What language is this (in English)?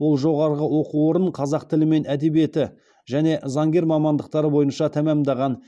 Kazakh